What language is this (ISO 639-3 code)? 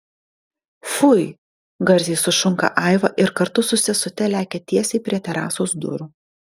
lit